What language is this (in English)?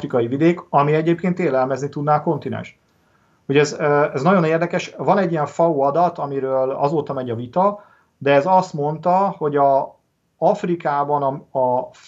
Hungarian